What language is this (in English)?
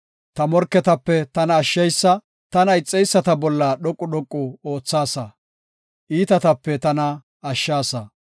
Gofa